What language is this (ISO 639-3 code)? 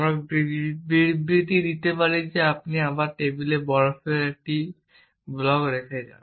ben